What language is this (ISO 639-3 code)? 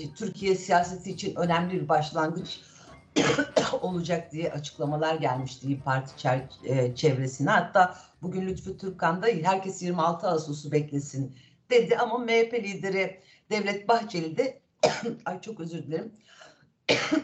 tur